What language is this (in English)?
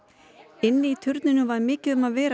Icelandic